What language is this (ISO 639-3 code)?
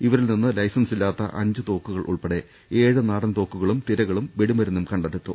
mal